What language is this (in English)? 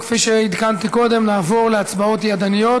Hebrew